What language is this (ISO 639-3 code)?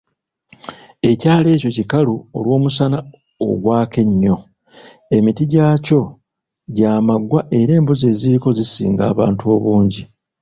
lug